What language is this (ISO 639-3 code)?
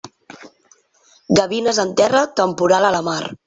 cat